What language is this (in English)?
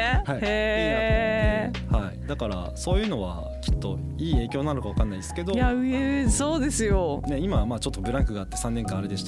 Japanese